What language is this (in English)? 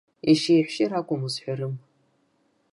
Abkhazian